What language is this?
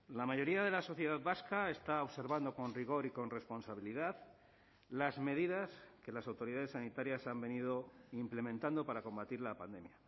Spanish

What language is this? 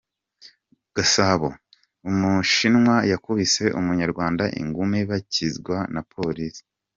Kinyarwanda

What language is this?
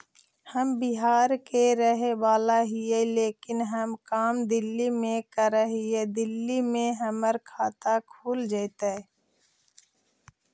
Magahi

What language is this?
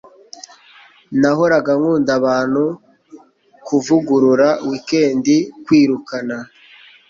Kinyarwanda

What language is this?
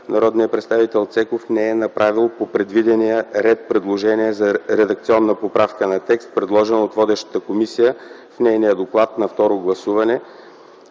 Bulgarian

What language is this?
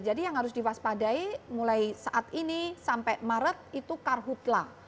Indonesian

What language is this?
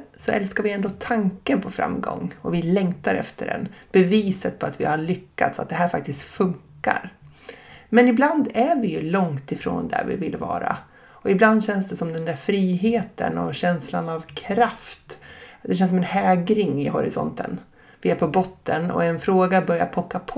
Swedish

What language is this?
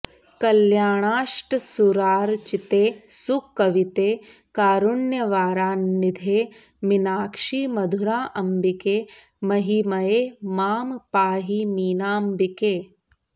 Sanskrit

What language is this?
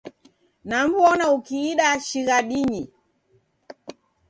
Taita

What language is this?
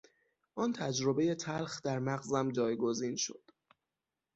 Persian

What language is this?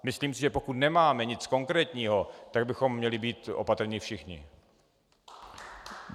Czech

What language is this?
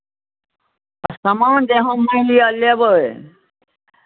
Maithili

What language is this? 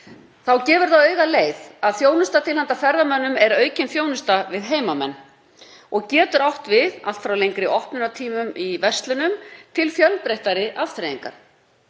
Icelandic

